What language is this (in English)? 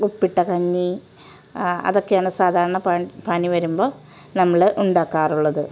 Malayalam